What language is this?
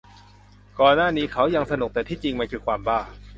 Thai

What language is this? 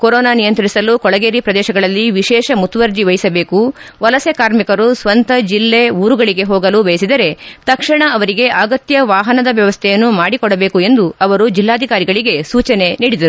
Kannada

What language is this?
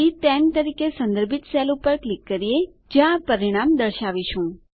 Gujarati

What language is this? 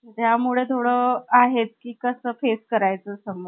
Marathi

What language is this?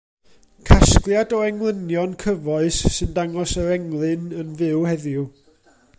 Welsh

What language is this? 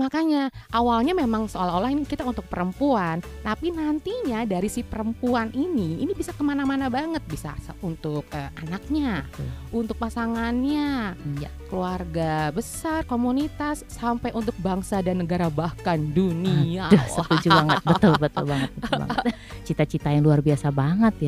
Indonesian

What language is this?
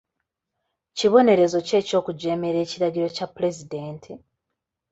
Ganda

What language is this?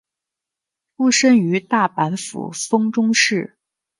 Chinese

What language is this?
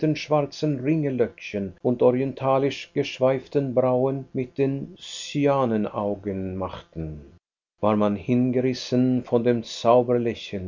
German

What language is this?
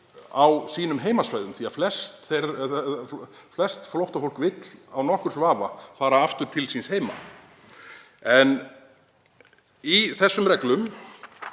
Icelandic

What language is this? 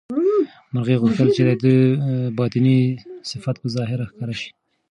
Pashto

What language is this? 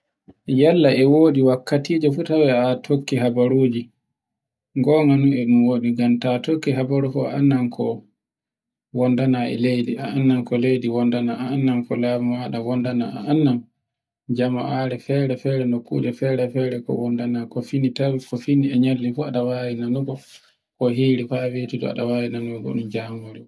Borgu Fulfulde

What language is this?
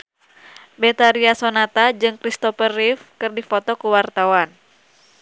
Sundanese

